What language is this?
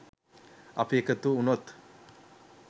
Sinhala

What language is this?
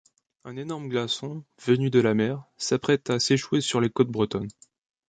French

